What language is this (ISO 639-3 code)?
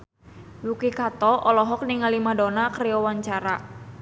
sun